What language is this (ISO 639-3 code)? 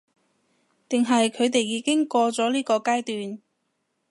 yue